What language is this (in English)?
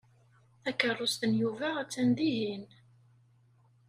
Kabyle